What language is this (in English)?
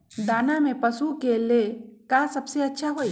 Magahi